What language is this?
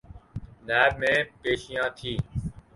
Urdu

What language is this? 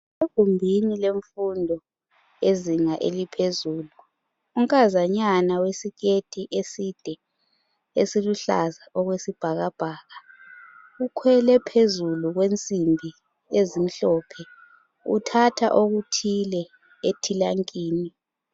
North Ndebele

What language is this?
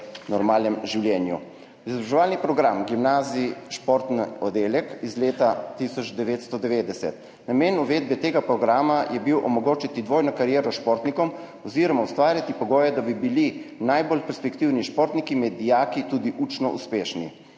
Slovenian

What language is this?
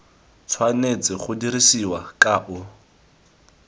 Tswana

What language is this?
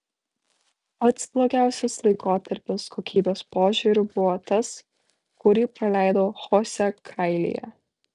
Lithuanian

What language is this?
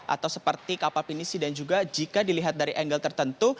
Indonesian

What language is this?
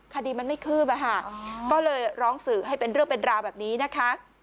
Thai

